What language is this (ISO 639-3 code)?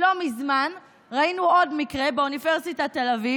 heb